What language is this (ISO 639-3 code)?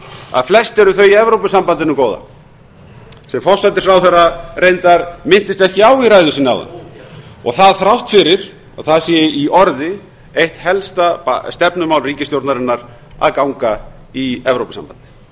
isl